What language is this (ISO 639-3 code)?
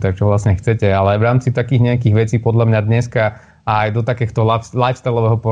slk